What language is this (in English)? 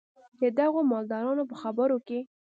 Pashto